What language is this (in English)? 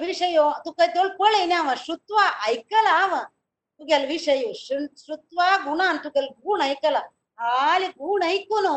Kannada